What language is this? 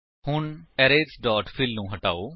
Punjabi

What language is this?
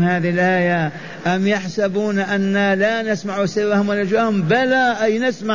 Arabic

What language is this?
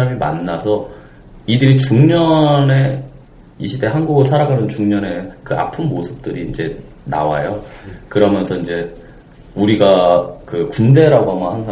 Korean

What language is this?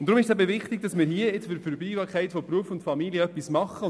Swiss German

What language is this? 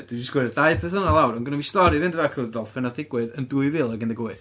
Welsh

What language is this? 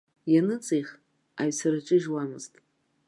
Abkhazian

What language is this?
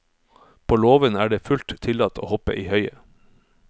Norwegian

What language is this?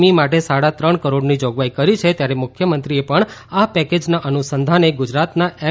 Gujarati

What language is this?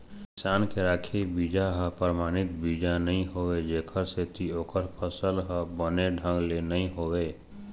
Chhattisgarhi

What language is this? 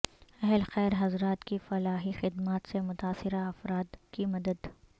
Urdu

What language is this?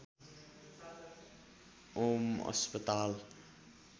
Nepali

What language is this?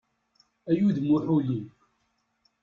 Kabyle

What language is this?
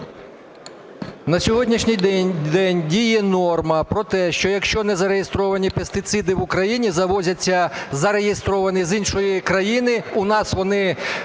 Ukrainian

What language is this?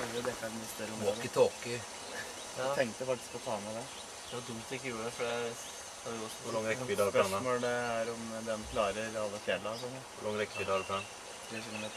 Norwegian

